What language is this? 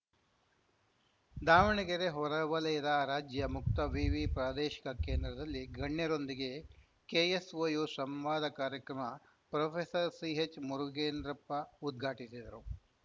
Kannada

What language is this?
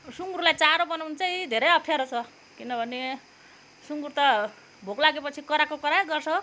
Nepali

